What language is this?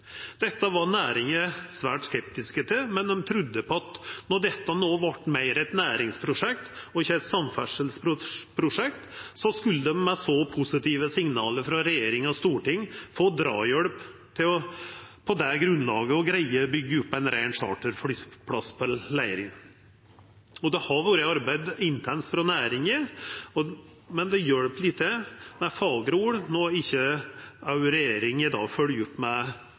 Norwegian Nynorsk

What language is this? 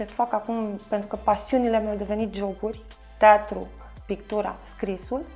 Romanian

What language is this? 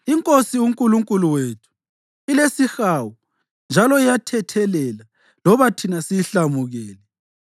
North Ndebele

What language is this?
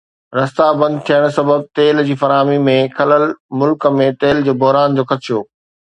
Sindhi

